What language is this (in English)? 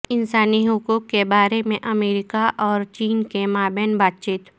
Urdu